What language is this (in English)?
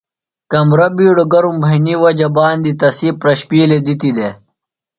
Phalura